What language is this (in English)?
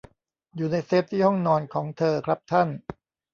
Thai